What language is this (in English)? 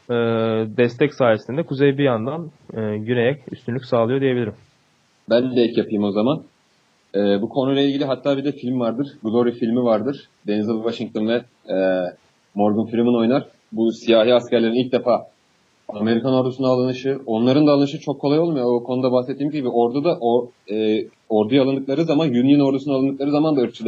Turkish